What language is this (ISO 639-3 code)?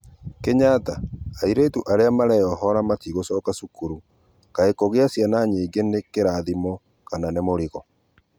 kik